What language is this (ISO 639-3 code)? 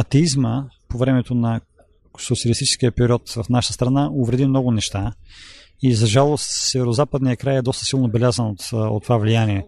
bul